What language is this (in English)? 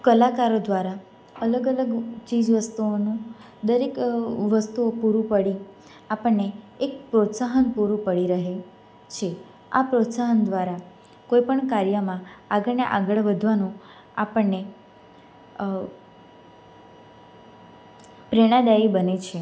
Gujarati